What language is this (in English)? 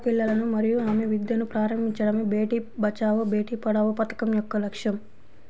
Telugu